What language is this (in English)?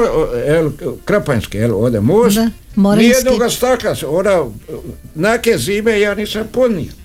Croatian